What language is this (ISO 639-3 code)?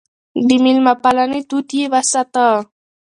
pus